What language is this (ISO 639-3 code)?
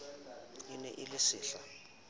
sot